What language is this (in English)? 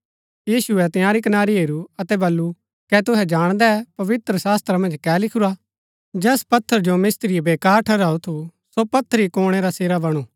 Gaddi